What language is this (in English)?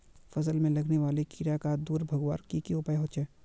Magahi